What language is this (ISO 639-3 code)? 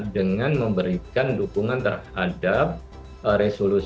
ind